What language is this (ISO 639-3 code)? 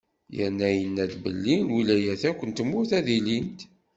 kab